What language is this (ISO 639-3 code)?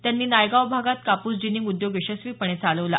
mar